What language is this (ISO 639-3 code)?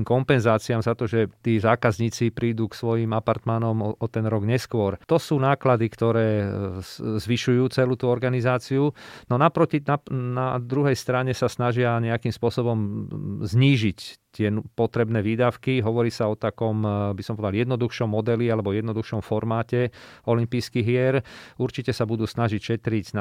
slk